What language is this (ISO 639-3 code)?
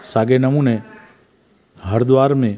snd